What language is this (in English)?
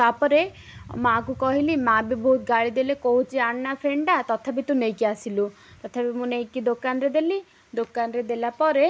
Odia